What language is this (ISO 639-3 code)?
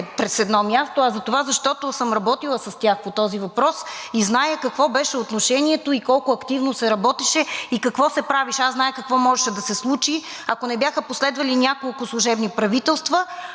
bul